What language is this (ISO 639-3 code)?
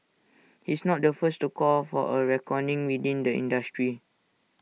eng